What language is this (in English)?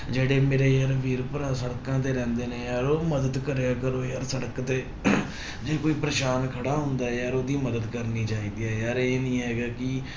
Punjabi